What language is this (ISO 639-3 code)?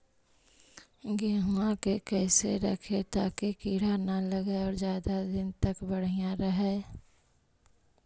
mag